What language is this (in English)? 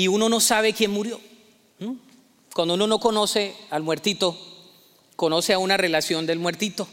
Spanish